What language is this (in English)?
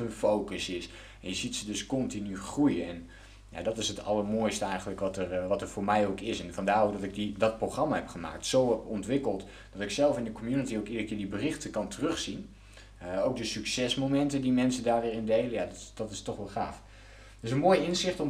Dutch